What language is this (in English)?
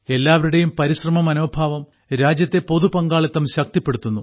Malayalam